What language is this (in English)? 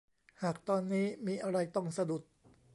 Thai